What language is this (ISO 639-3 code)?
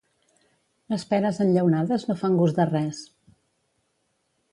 cat